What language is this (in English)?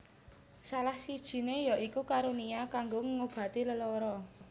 Javanese